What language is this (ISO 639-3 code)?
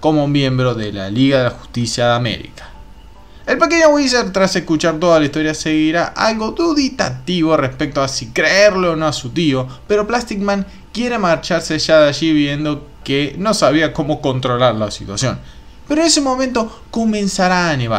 spa